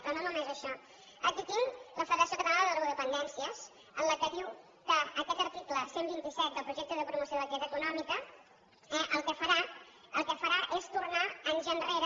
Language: Catalan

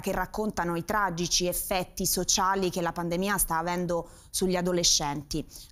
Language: Italian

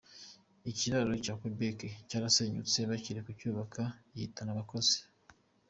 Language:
Kinyarwanda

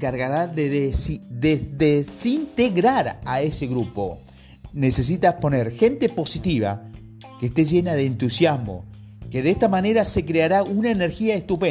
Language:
Spanish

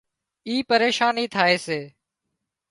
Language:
Wadiyara Koli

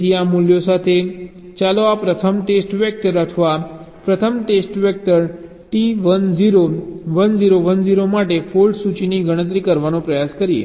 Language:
Gujarati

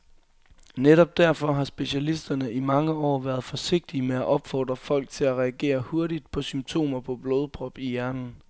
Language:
Danish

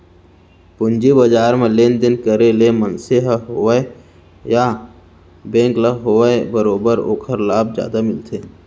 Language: Chhattisgarhi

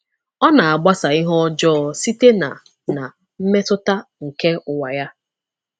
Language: Igbo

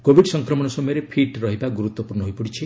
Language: Odia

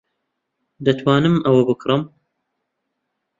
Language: Central Kurdish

